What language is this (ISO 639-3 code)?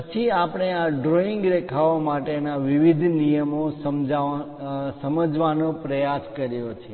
guj